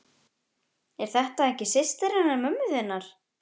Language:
Icelandic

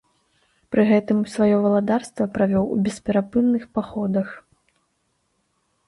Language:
Belarusian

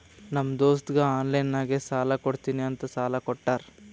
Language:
Kannada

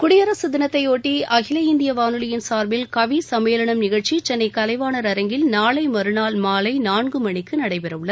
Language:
Tamil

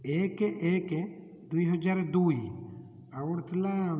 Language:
Odia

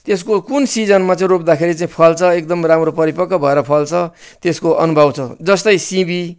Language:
Nepali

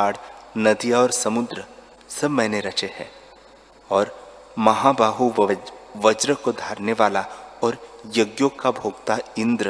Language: Hindi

